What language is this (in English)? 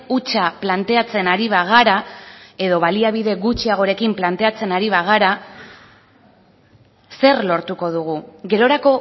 Basque